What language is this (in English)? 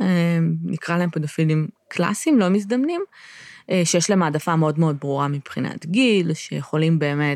Hebrew